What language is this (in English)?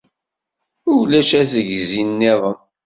Kabyle